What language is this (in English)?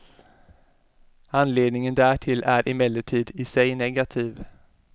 Swedish